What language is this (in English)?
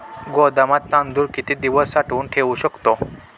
Marathi